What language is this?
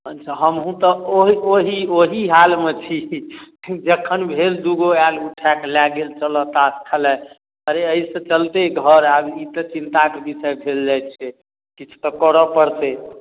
Maithili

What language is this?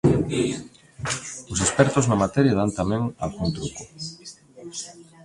Galician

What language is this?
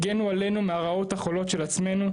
Hebrew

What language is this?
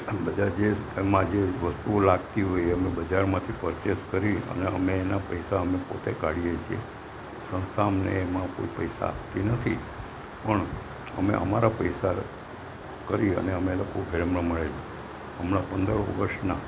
Gujarati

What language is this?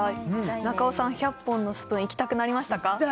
Japanese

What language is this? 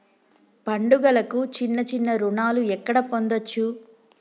Telugu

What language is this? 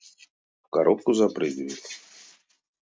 Russian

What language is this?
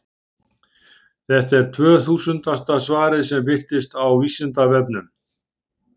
Icelandic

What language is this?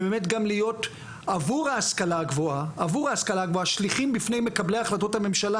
Hebrew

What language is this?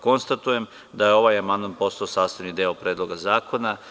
Serbian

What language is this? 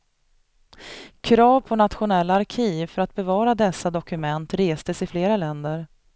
Swedish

